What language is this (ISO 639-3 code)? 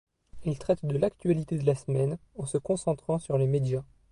fra